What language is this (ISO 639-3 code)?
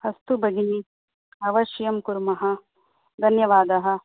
san